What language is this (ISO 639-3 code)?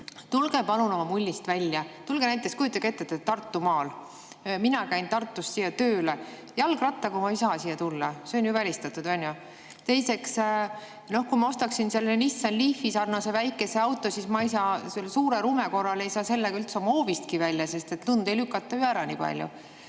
est